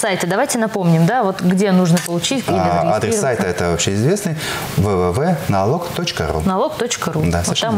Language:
Russian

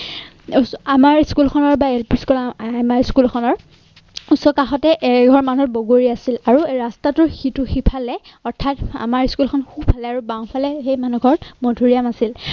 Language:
Assamese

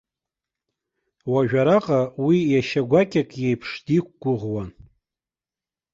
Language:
Abkhazian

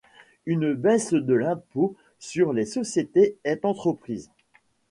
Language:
French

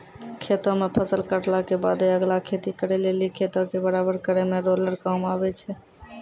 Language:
Maithili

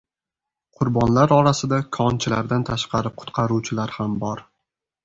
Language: Uzbek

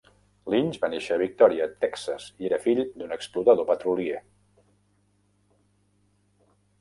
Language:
Catalan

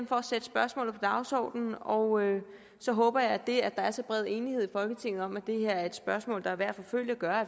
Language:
Danish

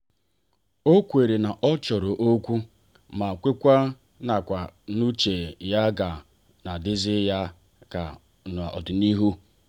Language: Igbo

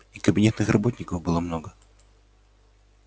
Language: Russian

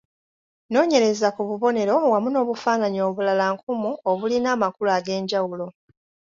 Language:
Ganda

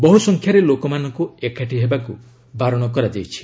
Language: Odia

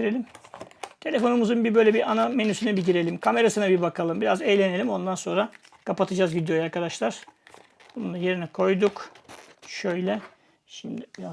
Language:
Turkish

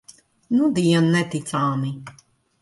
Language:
Latvian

